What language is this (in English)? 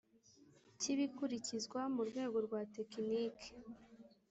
Kinyarwanda